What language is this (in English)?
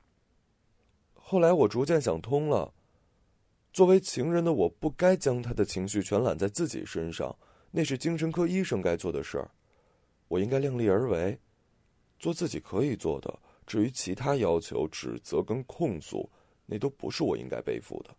Chinese